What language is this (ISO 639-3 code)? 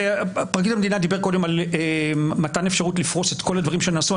heb